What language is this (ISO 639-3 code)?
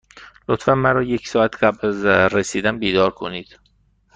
fas